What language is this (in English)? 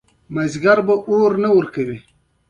Pashto